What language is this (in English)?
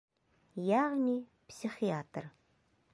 Bashkir